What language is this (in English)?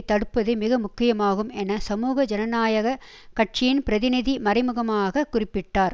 Tamil